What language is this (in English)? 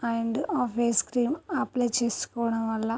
Telugu